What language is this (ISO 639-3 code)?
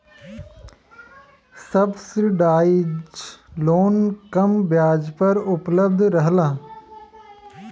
bho